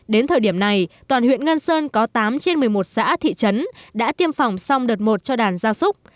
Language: Vietnamese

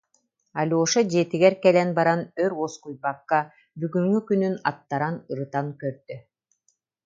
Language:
Yakut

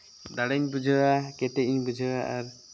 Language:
Santali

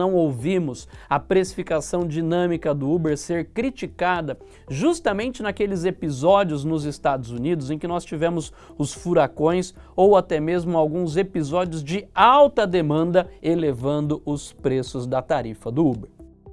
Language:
Portuguese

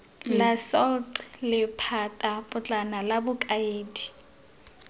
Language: Tswana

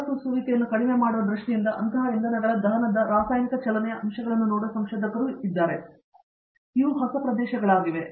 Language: Kannada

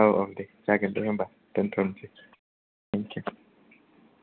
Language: Bodo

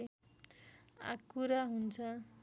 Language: Nepali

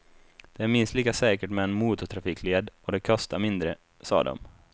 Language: Swedish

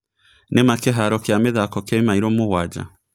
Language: Kikuyu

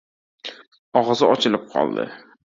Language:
Uzbek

